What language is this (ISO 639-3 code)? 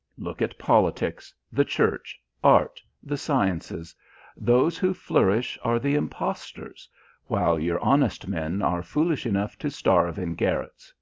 eng